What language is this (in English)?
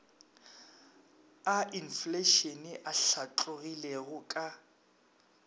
Northern Sotho